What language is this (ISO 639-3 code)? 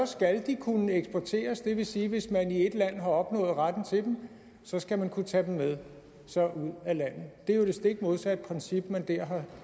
dan